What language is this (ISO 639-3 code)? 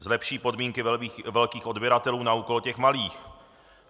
ces